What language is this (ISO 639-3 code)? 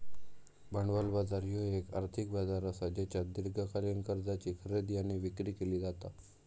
mar